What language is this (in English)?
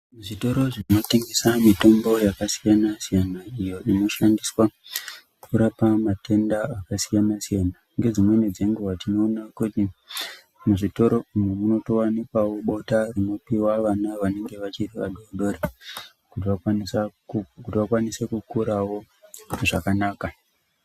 Ndau